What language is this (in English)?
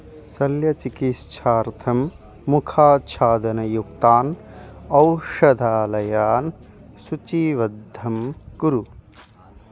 Sanskrit